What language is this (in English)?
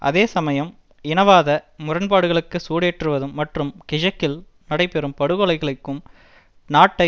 Tamil